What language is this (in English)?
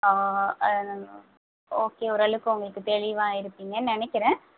Tamil